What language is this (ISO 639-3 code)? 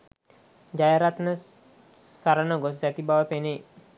sin